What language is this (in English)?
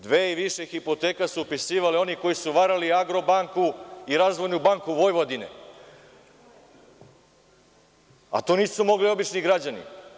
Serbian